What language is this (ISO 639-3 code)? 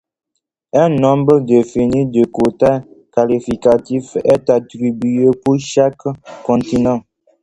fra